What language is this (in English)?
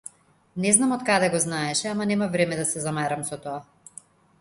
Macedonian